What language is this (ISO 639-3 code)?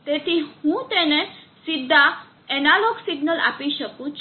guj